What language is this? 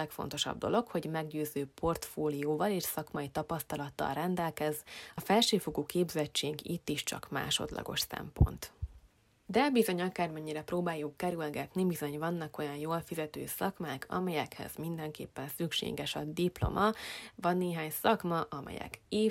Hungarian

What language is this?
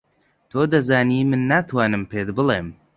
Central Kurdish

